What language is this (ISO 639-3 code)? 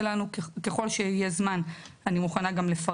heb